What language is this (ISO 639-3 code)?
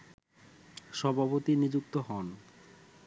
ben